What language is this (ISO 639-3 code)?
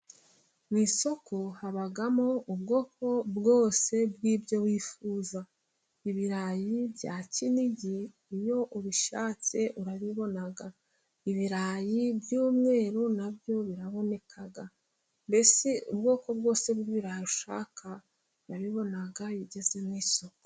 kin